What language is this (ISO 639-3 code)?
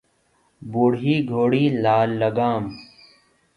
urd